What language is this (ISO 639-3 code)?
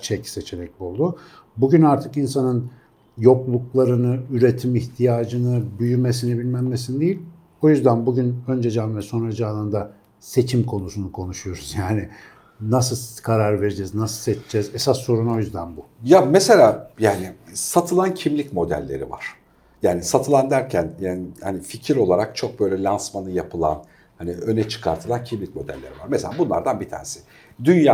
tur